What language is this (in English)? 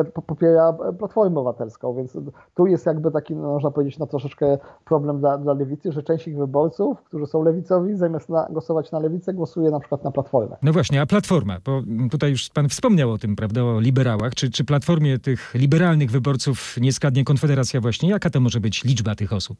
Polish